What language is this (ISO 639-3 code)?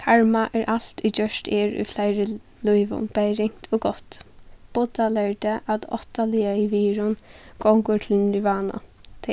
fao